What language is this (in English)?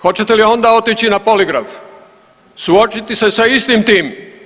Croatian